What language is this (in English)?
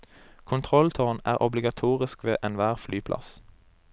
Norwegian